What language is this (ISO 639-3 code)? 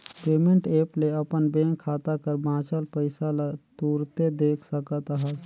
hne